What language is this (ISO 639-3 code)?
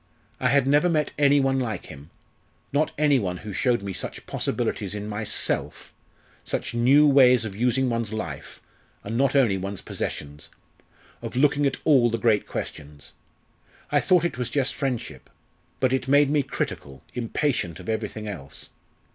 eng